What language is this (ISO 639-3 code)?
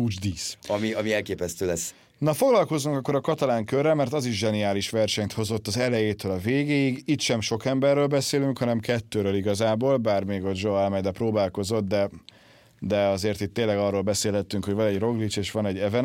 hun